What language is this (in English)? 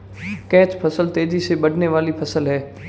Hindi